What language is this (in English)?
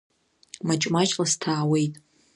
Abkhazian